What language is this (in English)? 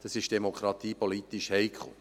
Swiss German